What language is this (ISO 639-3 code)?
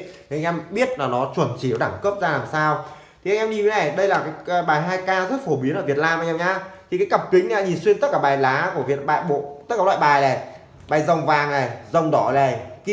vie